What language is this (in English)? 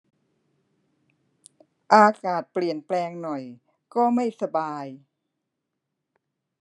Thai